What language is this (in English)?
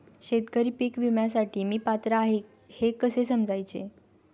Marathi